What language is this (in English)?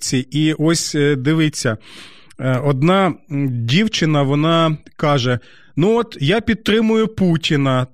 Ukrainian